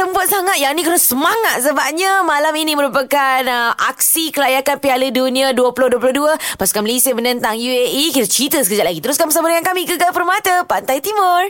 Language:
Malay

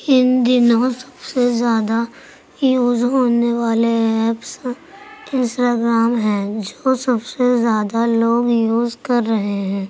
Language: Urdu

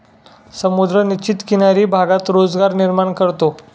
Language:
Marathi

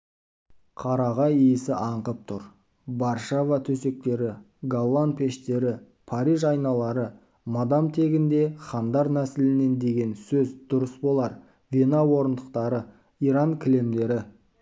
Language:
Kazakh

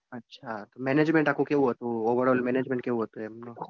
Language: Gujarati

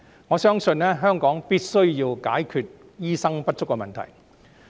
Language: Cantonese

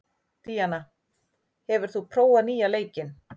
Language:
Icelandic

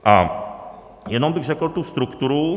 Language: Czech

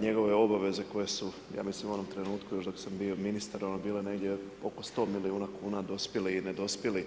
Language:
Croatian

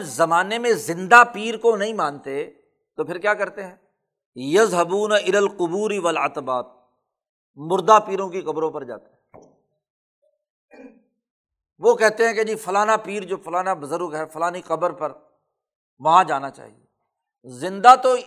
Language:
Urdu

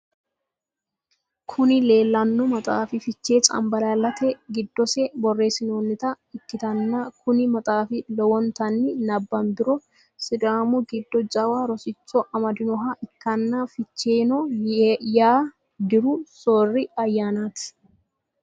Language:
Sidamo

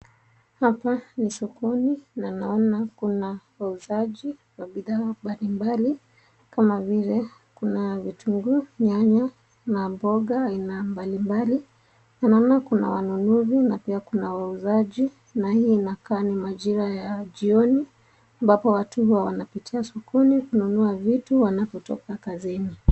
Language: Swahili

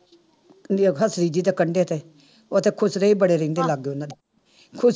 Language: Punjabi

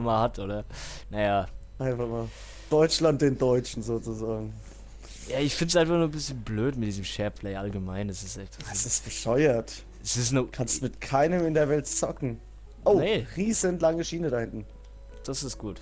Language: German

